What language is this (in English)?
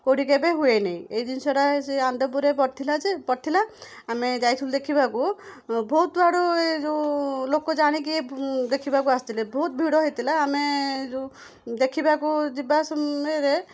Odia